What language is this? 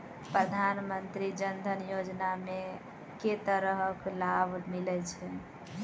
Maithili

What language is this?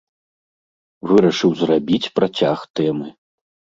Belarusian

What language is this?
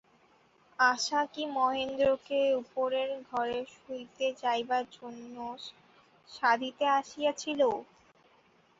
Bangla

